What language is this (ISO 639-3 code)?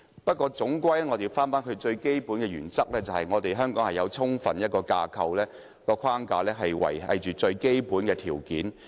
yue